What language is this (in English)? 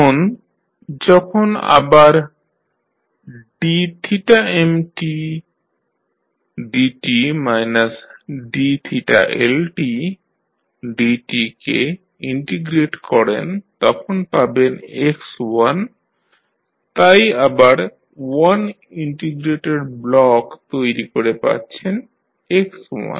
Bangla